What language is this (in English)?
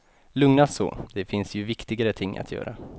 Swedish